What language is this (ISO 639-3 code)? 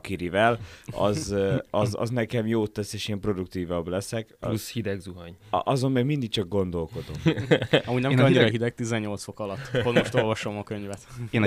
hun